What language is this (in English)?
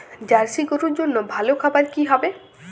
Bangla